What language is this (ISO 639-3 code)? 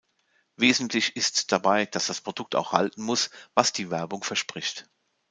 deu